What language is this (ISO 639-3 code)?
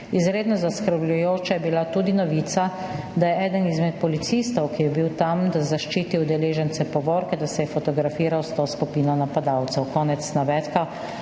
slv